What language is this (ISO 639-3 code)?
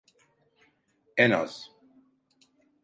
tur